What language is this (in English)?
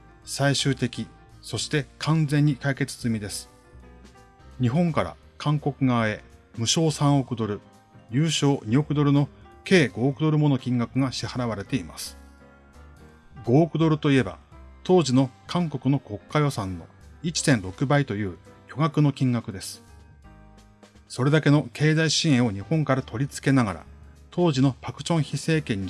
Japanese